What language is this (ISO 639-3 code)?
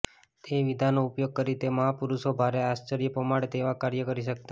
guj